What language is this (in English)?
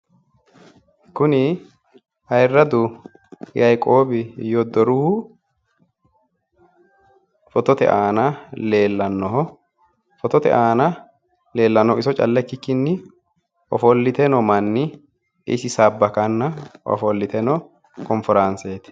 Sidamo